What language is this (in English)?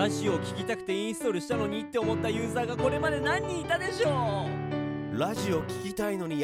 Japanese